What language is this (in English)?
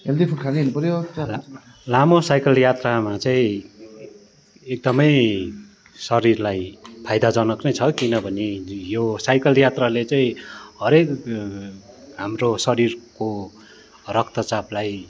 Nepali